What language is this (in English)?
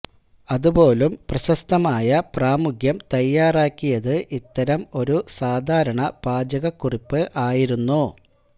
Malayalam